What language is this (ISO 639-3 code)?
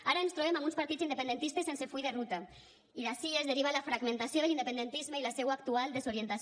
cat